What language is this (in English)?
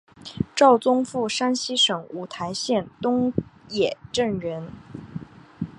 Chinese